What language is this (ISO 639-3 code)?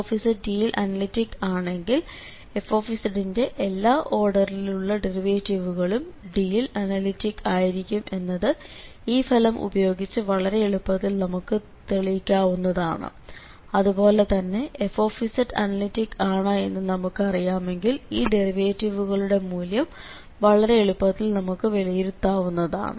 mal